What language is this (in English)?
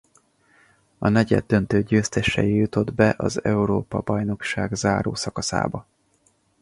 Hungarian